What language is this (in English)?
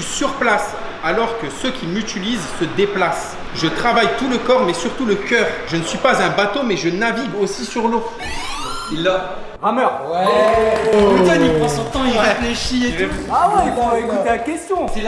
French